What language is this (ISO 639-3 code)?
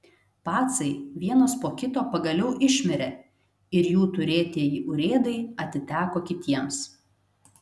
lit